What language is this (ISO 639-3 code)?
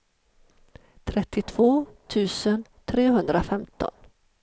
swe